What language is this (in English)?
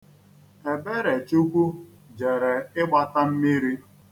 Igbo